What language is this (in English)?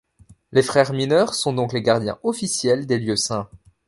French